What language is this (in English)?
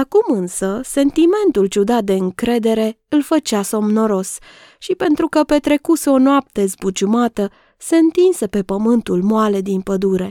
Romanian